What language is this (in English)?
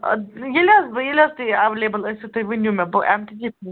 Kashmiri